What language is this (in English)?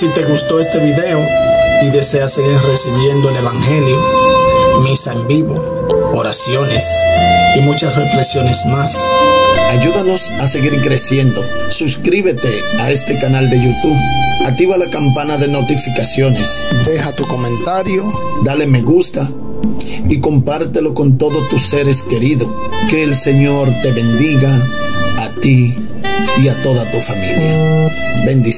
Spanish